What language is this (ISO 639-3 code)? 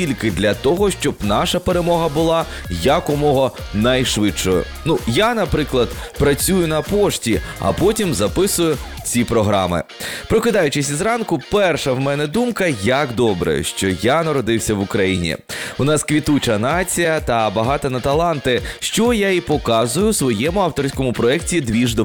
ukr